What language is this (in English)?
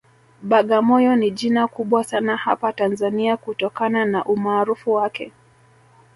Swahili